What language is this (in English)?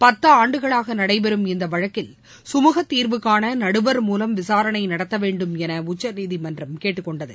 Tamil